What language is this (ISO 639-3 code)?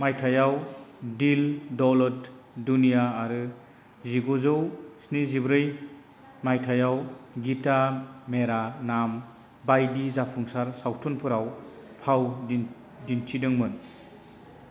brx